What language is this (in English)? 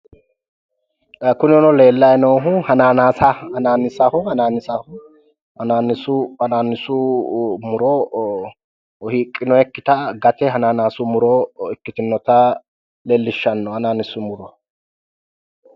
Sidamo